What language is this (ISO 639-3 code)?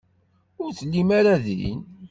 kab